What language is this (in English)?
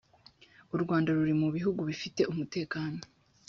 Kinyarwanda